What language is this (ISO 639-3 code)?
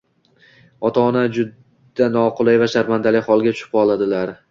uzb